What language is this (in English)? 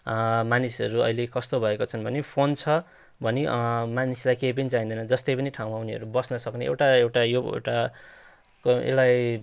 Nepali